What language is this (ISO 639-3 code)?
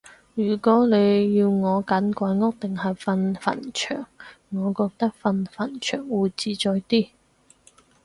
yue